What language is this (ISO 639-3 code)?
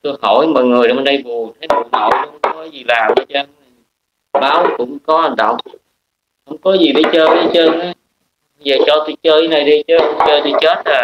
vie